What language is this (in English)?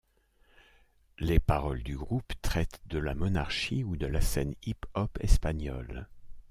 French